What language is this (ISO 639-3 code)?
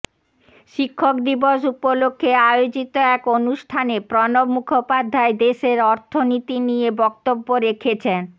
ben